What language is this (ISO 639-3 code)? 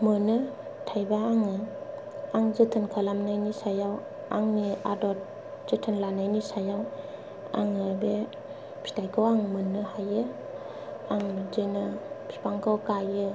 brx